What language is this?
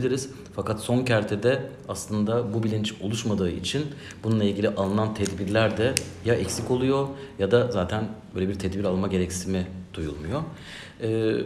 Turkish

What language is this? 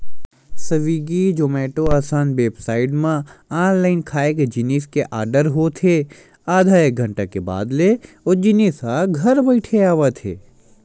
Chhattisgarhi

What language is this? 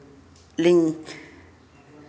Santali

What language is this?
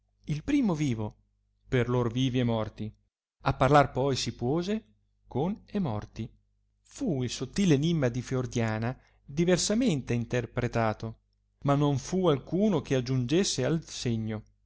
Italian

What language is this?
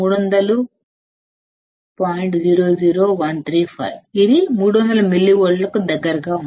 Telugu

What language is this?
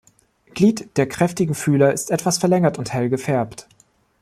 German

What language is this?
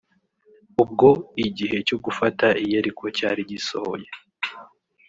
Kinyarwanda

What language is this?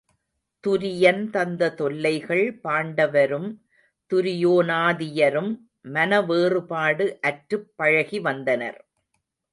Tamil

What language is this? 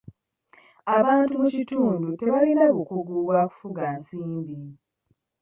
Ganda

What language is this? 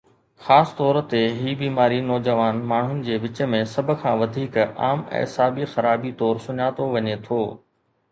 Sindhi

